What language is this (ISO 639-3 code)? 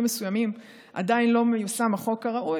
heb